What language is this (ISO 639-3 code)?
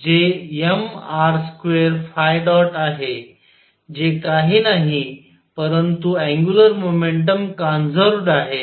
mar